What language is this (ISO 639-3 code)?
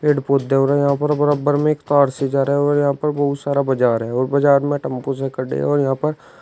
hin